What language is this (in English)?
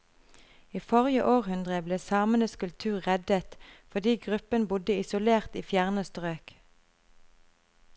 Norwegian